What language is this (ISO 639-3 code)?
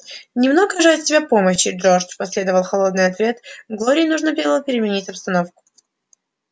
rus